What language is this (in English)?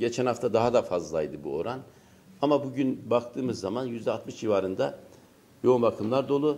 Turkish